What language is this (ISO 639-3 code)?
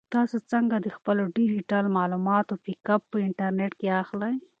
pus